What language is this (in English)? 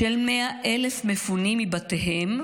Hebrew